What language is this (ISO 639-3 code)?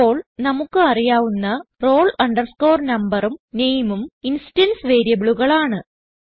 mal